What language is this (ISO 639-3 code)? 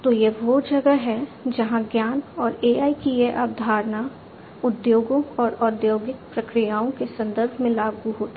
hin